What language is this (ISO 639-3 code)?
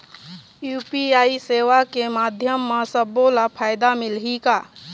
hne